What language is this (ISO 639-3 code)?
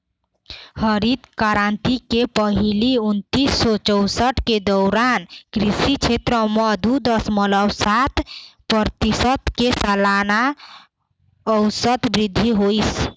hne